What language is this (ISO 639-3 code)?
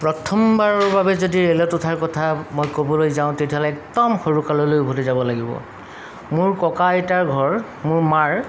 asm